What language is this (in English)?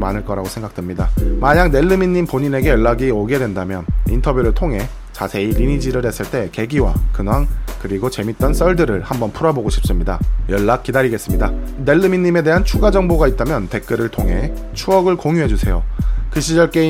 Korean